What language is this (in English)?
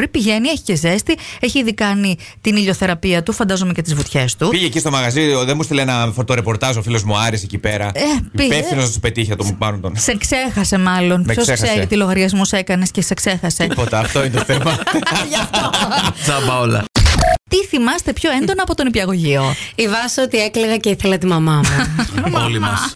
Greek